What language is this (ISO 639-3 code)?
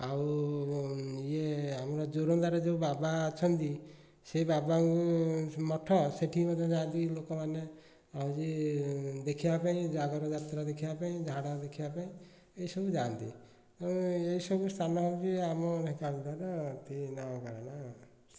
ori